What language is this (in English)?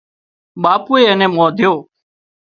Wadiyara Koli